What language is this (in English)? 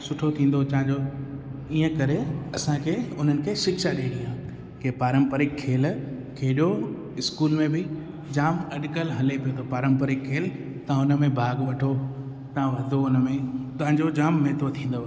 Sindhi